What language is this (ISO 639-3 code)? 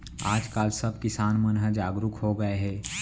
hne